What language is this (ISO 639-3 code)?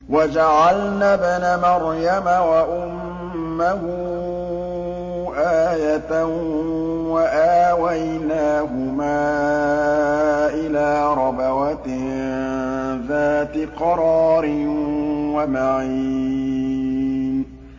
ara